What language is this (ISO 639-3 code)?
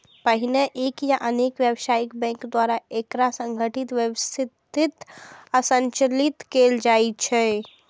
mai